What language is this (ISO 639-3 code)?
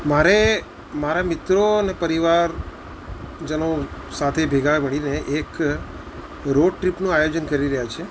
guj